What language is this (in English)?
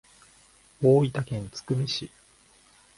Japanese